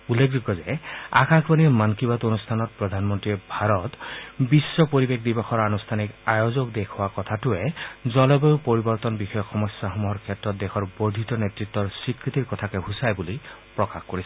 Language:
Assamese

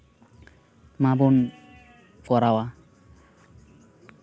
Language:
Santali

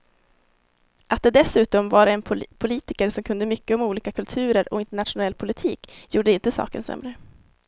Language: Swedish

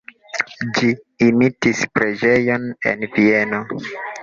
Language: Esperanto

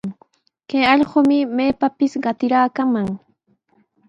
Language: Sihuas Ancash Quechua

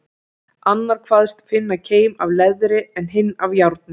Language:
Icelandic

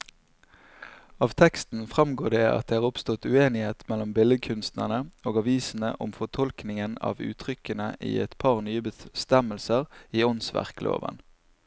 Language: Norwegian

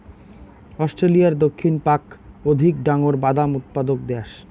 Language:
Bangla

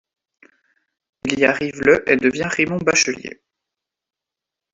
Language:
French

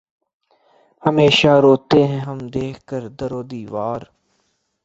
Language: Urdu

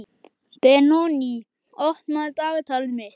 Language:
Icelandic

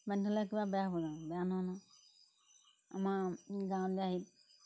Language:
Assamese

